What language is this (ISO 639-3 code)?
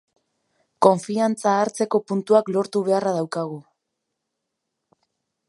eus